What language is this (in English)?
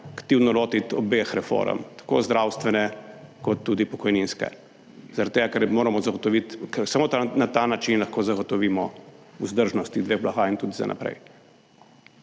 Slovenian